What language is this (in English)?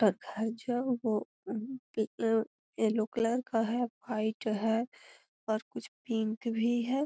Magahi